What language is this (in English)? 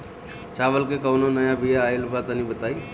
Bhojpuri